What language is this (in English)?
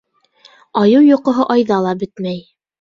Bashkir